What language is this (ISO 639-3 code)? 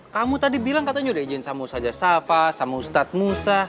ind